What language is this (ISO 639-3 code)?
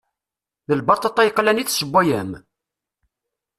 kab